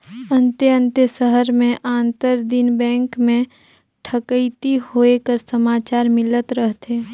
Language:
Chhattisgarhi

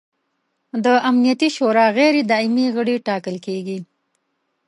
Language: Pashto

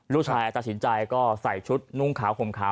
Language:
Thai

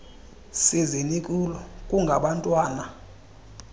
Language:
Xhosa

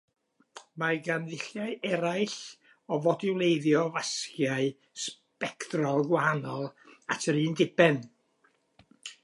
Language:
Welsh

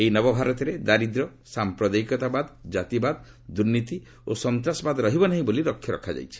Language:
Odia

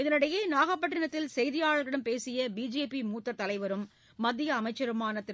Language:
Tamil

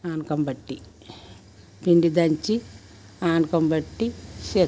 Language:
Telugu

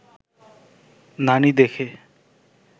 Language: Bangla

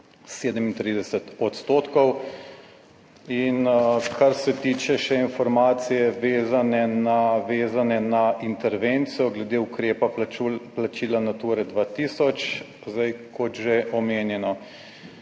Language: Slovenian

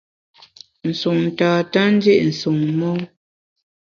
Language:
Bamun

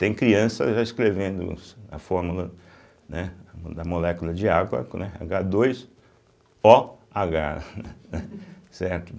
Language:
Portuguese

